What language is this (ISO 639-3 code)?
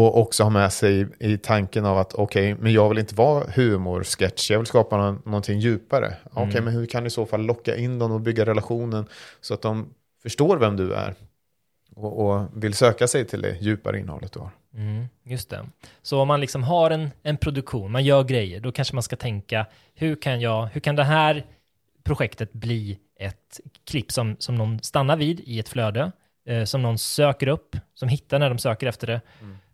swe